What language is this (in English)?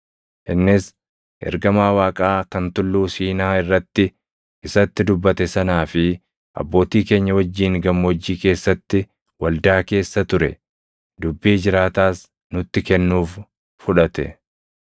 Oromo